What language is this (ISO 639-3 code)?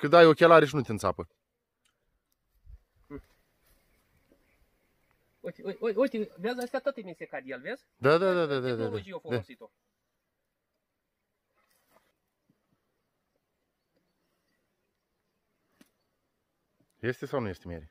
ron